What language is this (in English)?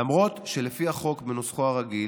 Hebrew